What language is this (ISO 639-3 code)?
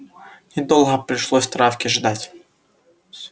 rus